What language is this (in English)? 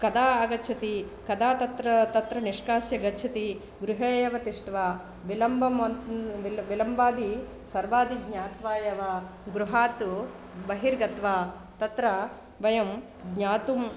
Sanskrit